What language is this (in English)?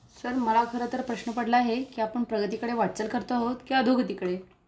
Marathi